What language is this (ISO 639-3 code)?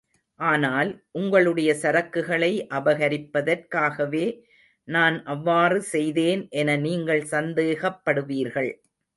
tam